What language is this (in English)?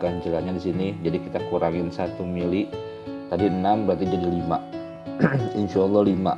Indonesian